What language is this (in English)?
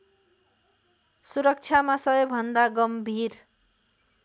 Nepali